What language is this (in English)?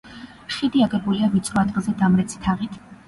Georgian